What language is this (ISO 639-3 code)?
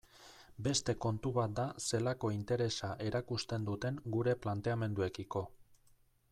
eus